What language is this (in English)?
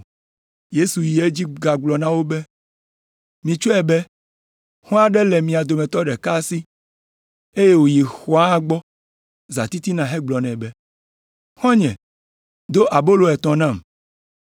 Ewe